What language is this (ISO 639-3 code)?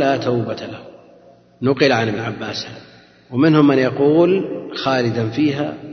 ara